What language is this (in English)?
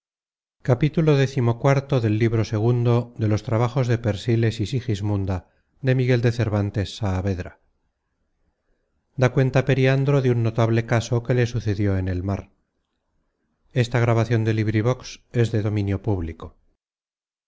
Spanish